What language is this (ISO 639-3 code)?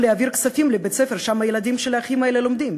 heb